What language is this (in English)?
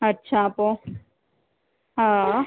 Sindhi